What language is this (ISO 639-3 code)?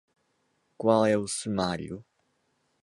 por